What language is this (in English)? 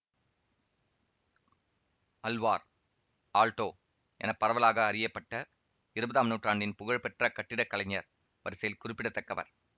Tamil